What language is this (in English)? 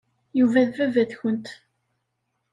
Kabyle